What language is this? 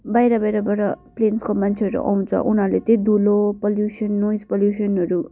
Nepali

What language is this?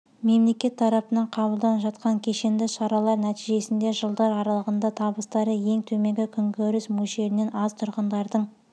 Kazakh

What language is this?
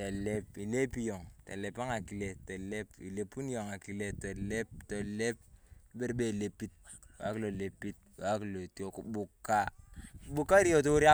Turkana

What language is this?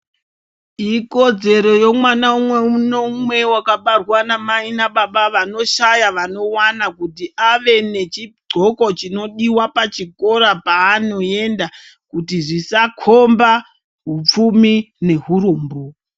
Ndau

